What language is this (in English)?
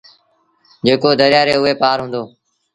Sindhi Bhil